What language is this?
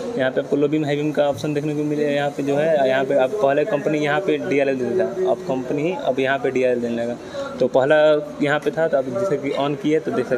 Hindi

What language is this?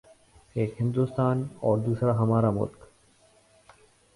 Urdu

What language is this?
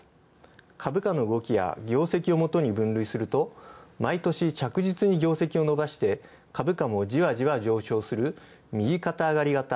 Japanese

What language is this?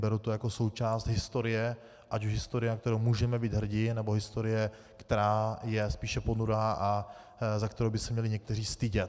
Czech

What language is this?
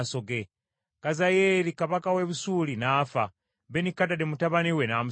Ganda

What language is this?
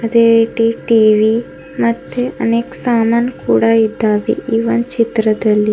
Kannada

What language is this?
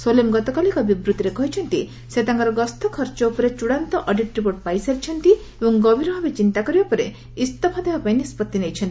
Odia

